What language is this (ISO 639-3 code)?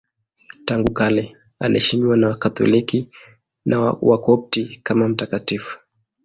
swa